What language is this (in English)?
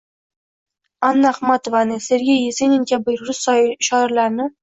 Uzbek